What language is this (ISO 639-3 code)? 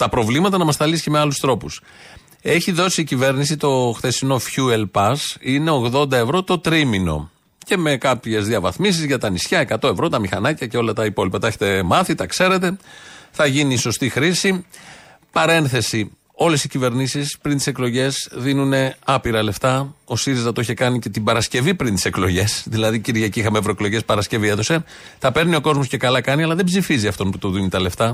ell